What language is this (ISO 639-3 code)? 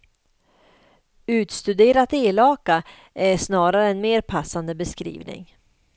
swe